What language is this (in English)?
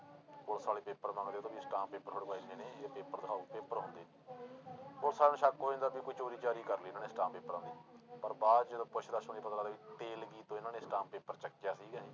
Punjabi